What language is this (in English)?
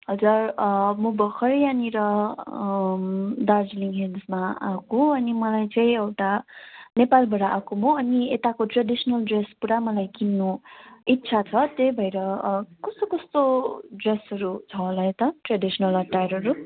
Nepali